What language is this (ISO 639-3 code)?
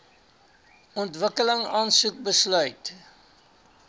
afr